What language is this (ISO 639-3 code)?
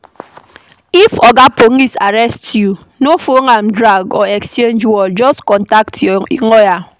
pcm